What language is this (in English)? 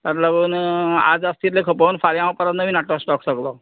Konkani